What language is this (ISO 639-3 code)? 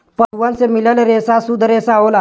bho